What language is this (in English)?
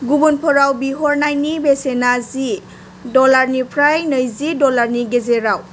Bodo